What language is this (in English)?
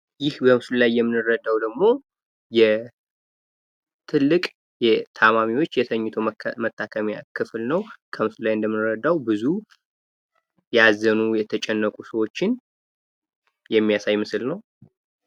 Amharic